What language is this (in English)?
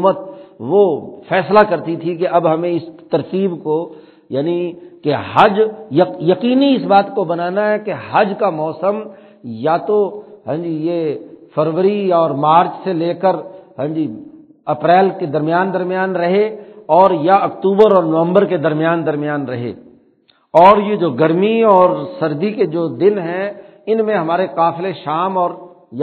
Urdu